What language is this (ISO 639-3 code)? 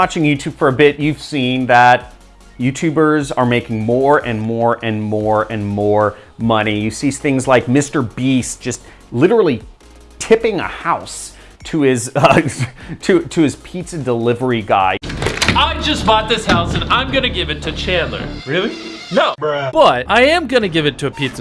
eng